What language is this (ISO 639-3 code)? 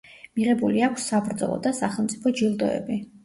kat